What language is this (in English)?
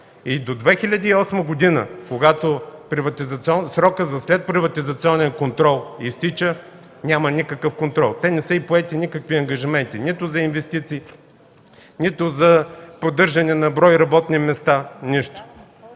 Bulgarian